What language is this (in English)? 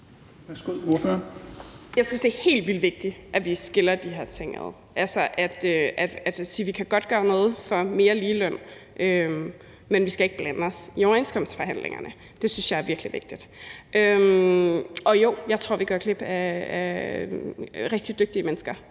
Danish